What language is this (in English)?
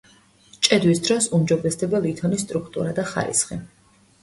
Georgian